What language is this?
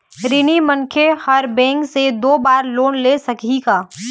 Chhattisgarhi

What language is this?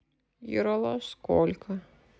Russian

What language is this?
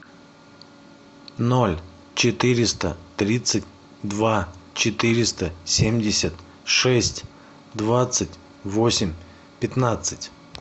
Russian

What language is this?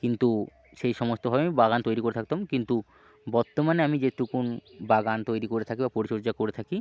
Bangla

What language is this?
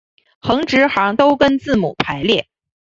Chinese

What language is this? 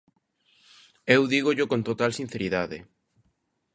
Galician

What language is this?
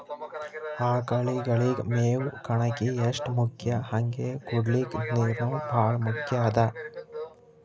Kannada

